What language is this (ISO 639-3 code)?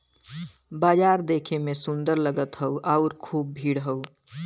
bho